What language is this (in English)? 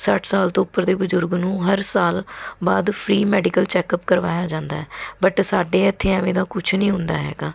Punjabi